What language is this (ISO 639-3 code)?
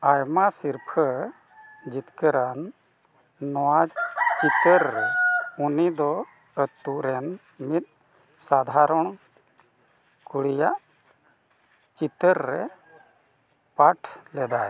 sat